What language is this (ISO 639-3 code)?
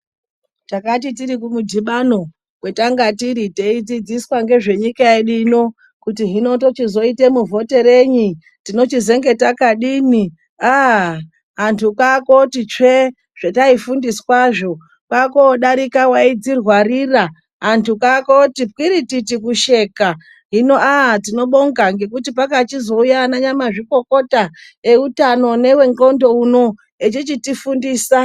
ndc